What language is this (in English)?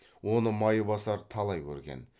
Kazakh